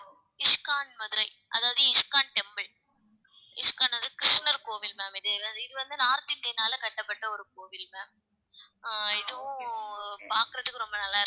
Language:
Tamil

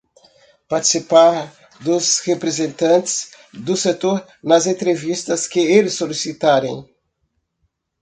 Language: Portuguese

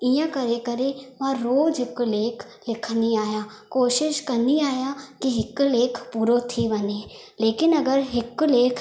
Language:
Sindhi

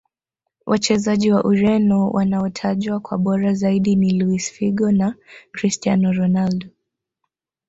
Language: Swahili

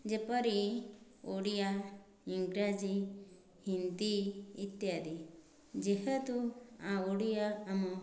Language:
Odia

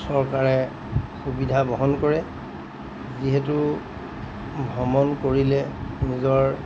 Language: Assamese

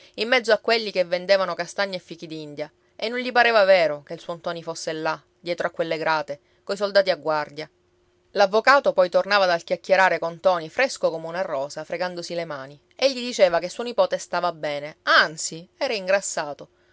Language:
Italian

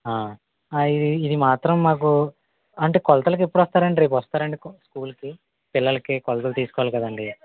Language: Telugu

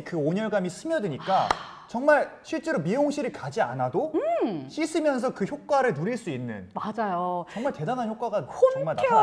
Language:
Korean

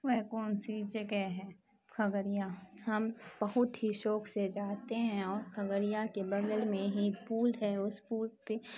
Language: Urdu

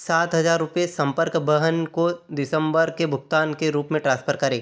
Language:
Hindi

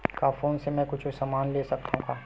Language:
Chhattisgarhi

